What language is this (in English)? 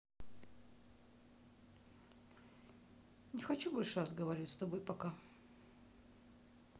Russian